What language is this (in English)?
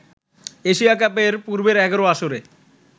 Bangla